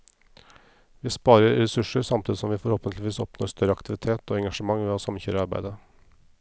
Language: Norwegian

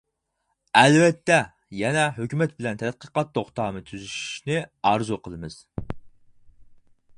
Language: Uyghur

